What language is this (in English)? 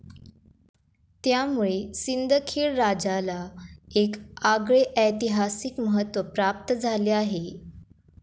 Marathi